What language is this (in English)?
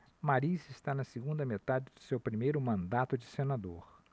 Portuguese